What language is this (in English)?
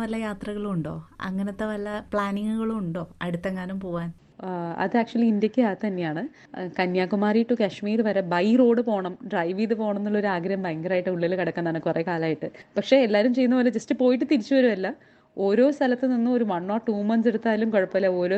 Malayalam